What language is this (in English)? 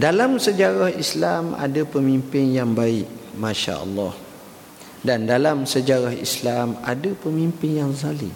Malay